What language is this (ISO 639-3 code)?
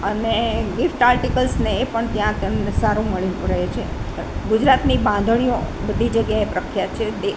guj